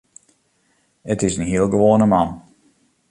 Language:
Western Frisian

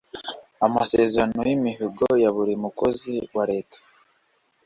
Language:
Kinyarwanda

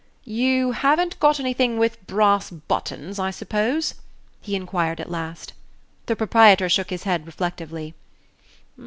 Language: English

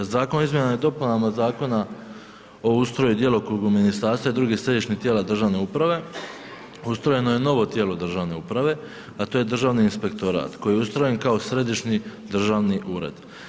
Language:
Croatian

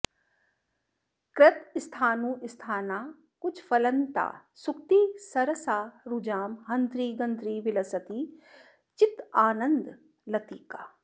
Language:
Sanskrit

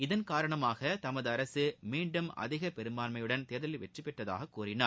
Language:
Tamil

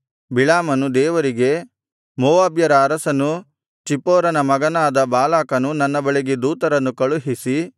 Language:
Kannada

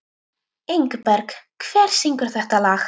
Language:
Icelandic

